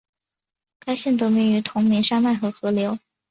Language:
Chinese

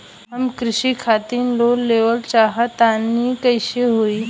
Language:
Bhojpuri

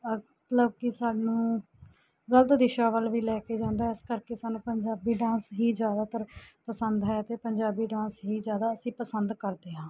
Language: Punjabi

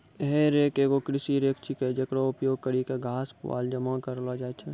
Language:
Maithili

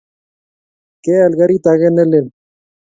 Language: Kalenjin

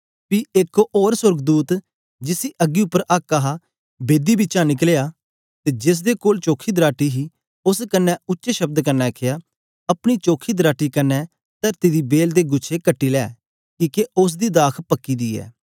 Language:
Dogri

